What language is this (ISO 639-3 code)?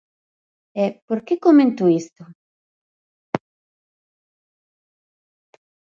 glg